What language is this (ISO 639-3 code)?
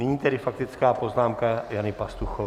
ces